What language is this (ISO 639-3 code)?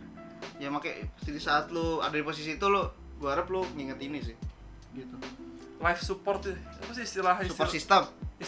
ind